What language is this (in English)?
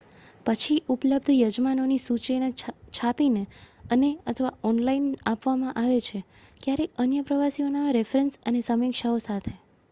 Gujarati